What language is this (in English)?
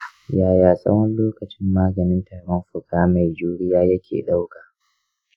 Hausa